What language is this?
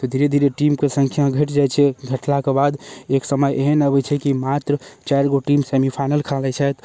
Maithili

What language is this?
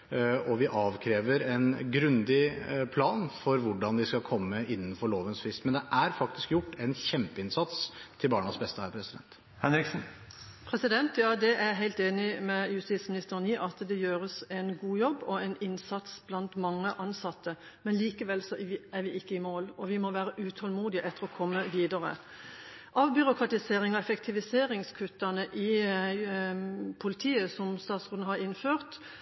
Norwegian Bokmål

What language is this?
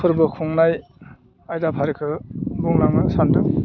Bodo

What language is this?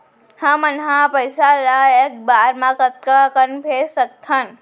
Chhattisgarhi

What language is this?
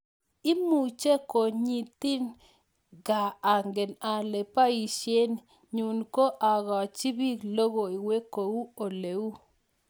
Kalenjin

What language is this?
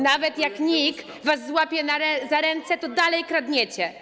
Polish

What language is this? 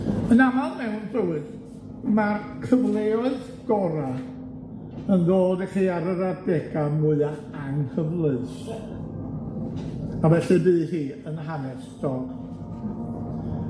Welsh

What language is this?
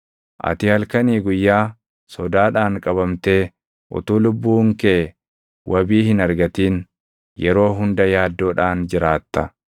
Oromo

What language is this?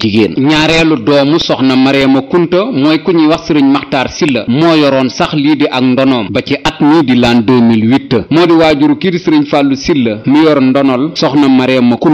French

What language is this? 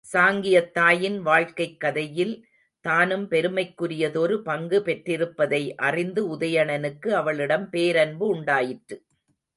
Tamil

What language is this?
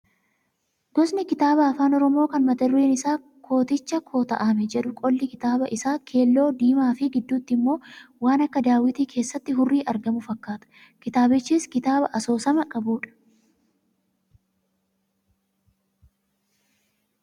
Oromo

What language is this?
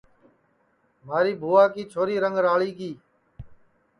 Sansi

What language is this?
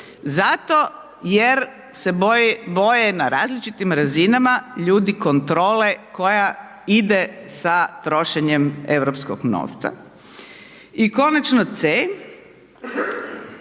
Croatian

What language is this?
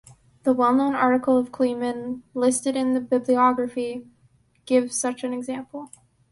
English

